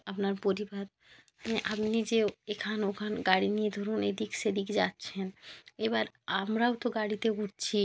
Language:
Bangla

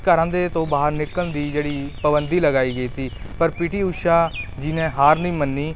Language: Punjabi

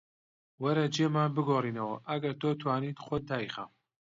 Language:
Central Kurdish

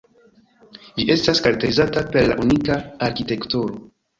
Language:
Esperanto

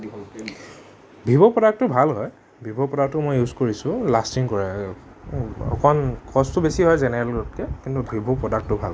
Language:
Assamese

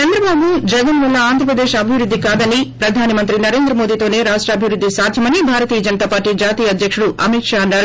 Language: Telugu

